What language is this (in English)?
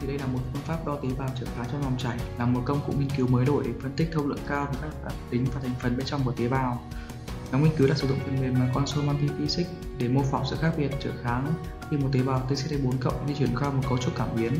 Vietnamese